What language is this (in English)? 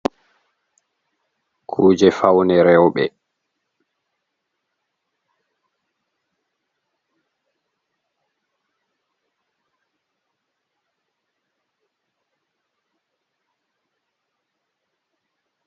Fula